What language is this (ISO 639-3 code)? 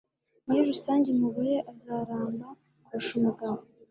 kin